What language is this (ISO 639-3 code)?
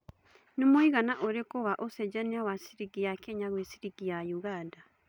kik